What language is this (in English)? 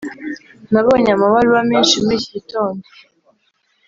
Kinyarwanda